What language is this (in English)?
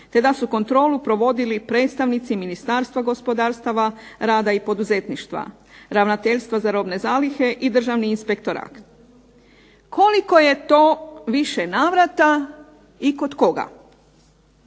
Croatian